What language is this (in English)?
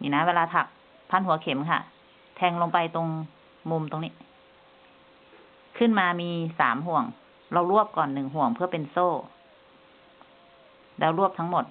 Thai